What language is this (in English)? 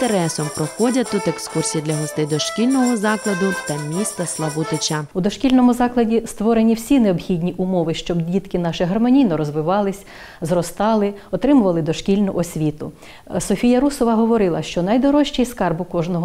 Ukrainian